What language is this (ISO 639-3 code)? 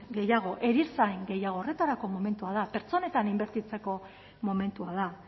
eus